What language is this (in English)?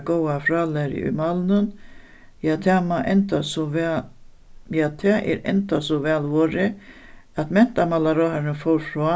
Faroese